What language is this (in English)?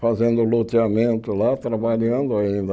Portuguese